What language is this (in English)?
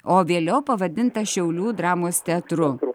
Lithuanian